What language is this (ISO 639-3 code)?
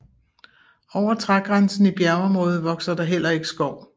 dan